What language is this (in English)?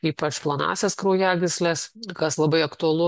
Lithuanian